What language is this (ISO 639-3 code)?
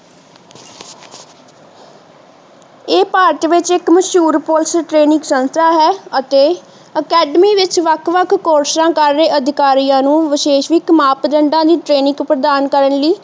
pan